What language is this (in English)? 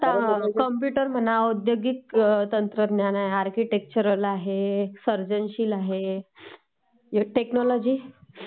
Marathi